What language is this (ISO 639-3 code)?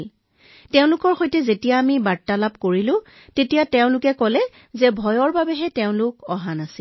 asm